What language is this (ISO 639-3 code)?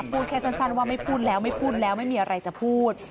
tha